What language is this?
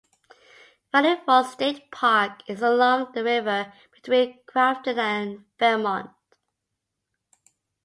English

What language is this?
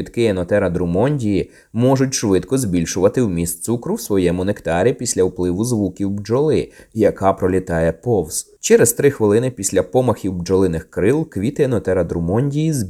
Ukrainian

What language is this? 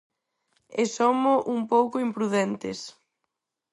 Galician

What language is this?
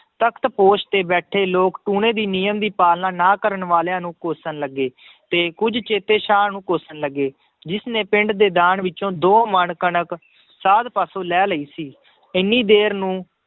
Punjabi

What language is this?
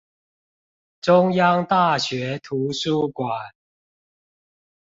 Chinese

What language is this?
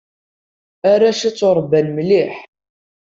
Kabyle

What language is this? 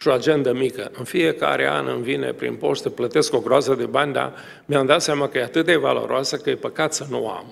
Romanian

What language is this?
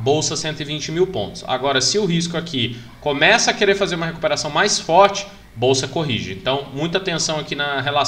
Portuguese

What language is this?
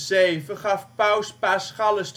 Dutch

